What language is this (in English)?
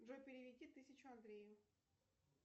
Russian